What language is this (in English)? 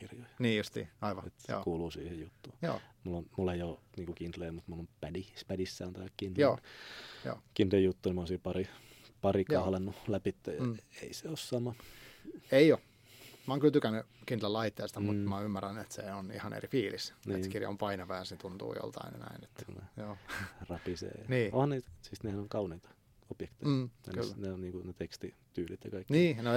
Finnish